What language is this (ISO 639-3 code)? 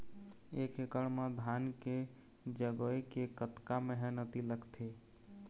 hne